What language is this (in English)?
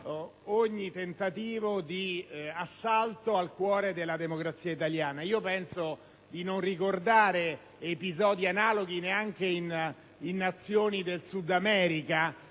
Italian